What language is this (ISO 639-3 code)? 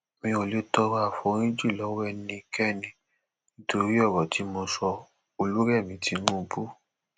yor